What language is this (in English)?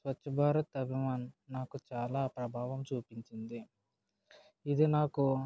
Telugu